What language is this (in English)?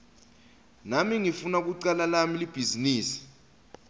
Swati